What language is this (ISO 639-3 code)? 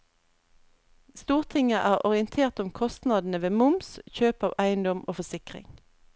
nor